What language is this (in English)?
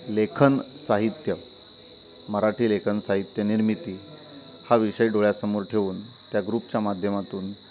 Marathi